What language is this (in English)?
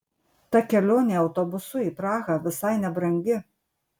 Lithuanian